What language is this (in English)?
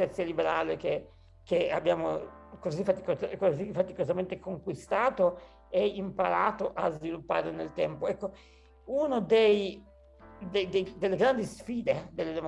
Italian